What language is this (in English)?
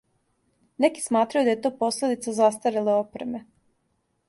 Serbian